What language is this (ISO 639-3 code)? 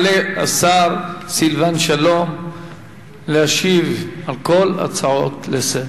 heb